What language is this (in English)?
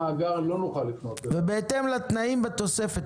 Hebrew